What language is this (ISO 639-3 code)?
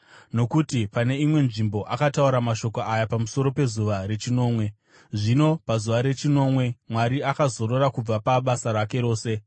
sna